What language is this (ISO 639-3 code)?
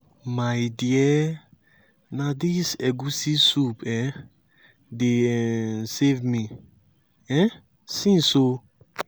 pcm